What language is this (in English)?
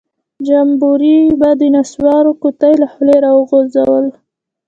Pashto